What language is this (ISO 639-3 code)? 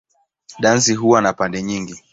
swa